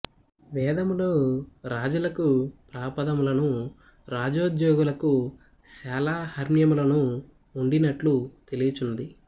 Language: Telugu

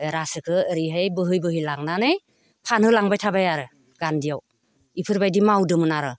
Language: Bodo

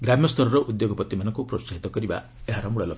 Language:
Odia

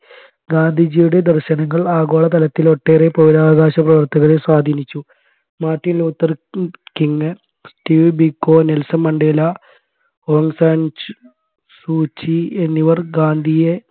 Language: Malayalam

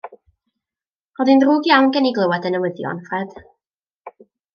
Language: Welsh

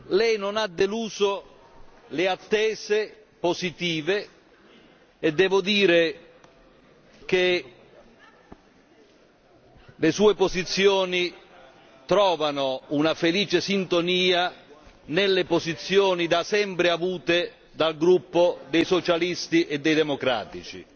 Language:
Italian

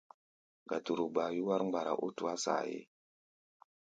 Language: Gbaya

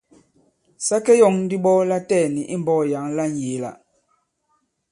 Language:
Bankon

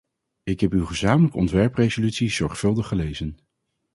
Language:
Dutch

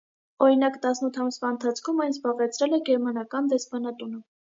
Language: Armenian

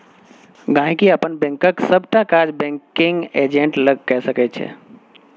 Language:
Maithili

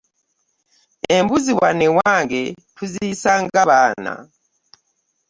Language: Ganda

